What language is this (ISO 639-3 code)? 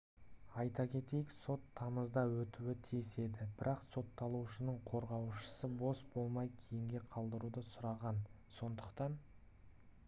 kaz